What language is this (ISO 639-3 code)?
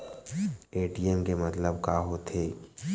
hne